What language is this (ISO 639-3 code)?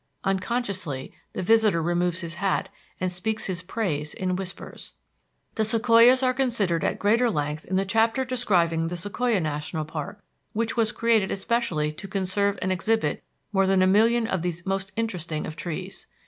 eng